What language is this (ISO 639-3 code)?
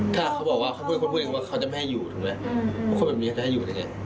tha